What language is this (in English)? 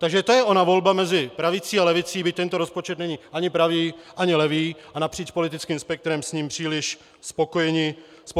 Czech